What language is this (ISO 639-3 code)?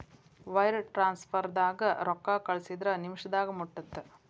kan